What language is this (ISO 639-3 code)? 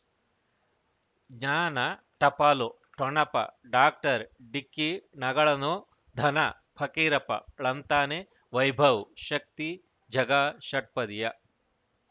kan